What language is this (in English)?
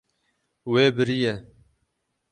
Kurdish